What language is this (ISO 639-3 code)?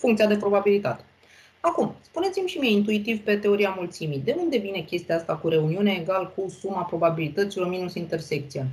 ron